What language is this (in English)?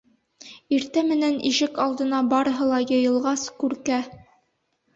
Bashkir